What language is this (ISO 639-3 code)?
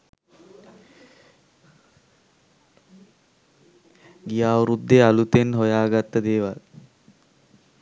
sin